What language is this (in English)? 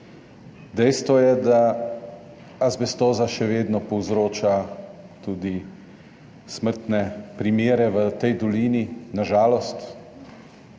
Slovenian